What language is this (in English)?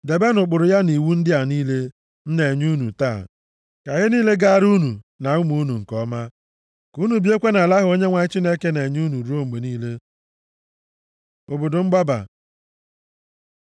Igbo